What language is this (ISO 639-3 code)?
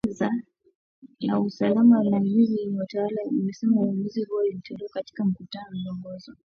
swa